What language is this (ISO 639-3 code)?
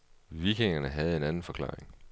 dan